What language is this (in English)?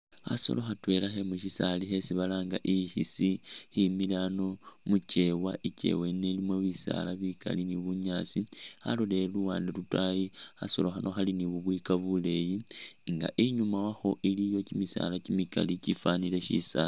Masaaba